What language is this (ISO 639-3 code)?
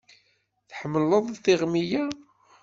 kab